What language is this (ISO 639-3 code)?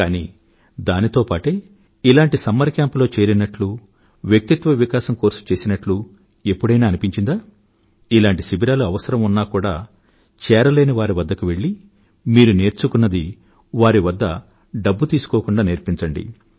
tel